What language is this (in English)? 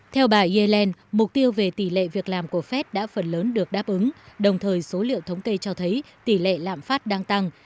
Vietnamese